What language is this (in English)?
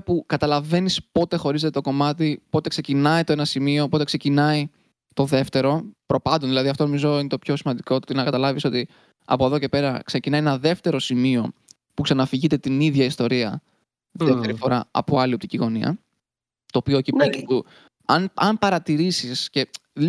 Greek